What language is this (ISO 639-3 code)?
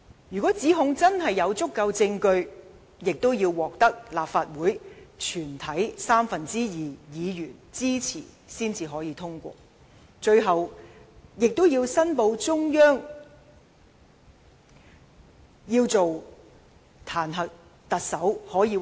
yue